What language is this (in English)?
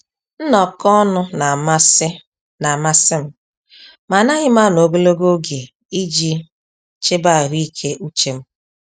Igbo